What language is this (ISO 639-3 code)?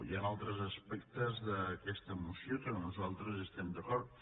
cat